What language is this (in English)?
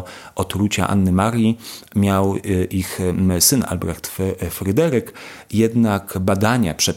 Polish